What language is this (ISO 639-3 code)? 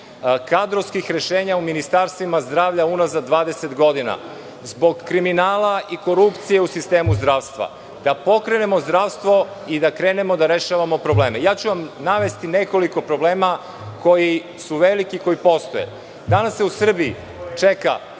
srp